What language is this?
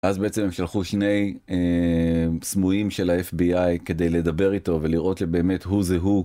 Hebrew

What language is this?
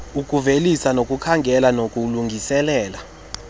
Xhosa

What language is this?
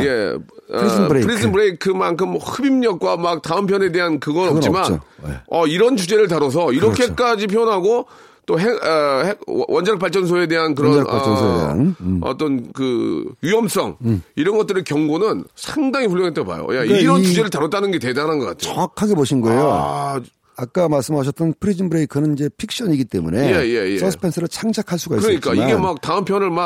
Korean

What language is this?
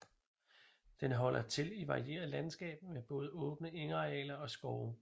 Danish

